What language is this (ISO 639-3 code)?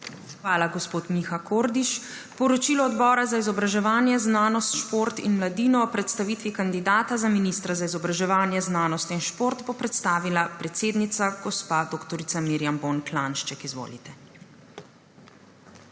slv